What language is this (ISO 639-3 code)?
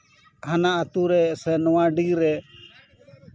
sat